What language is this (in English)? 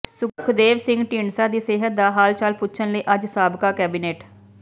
Punjabi